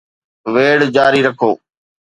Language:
Sindhi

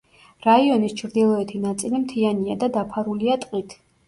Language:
Georgian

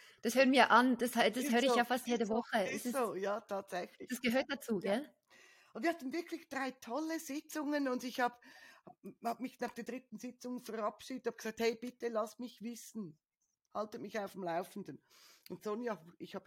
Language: German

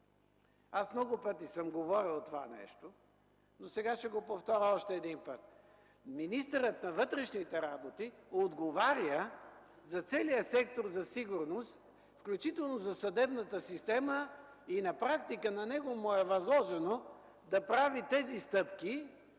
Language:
Bulgarian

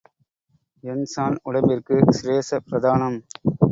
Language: Tamil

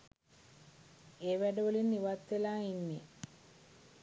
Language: Sinhala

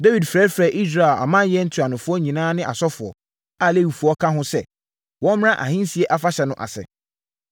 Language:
Akan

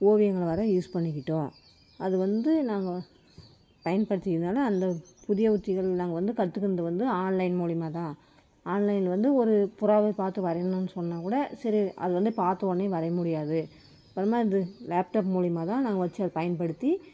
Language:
Tamil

